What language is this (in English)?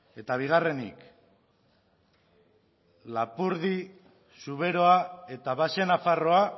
Basque